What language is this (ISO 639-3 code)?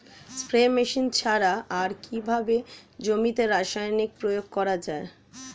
ben